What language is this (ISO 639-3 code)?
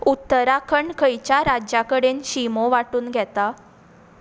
kok